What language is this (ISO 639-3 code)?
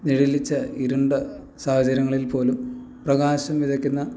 mal